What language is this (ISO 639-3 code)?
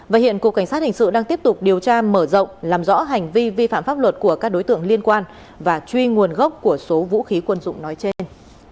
vie